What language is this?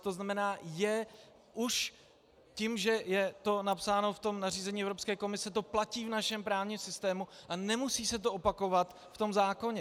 Czech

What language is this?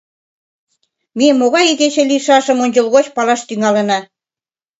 Mari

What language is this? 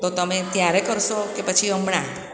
Gujarati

